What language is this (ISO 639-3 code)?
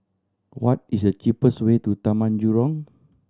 eng